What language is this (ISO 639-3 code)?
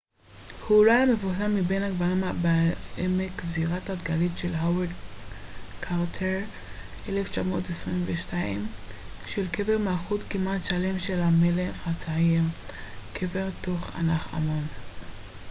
heb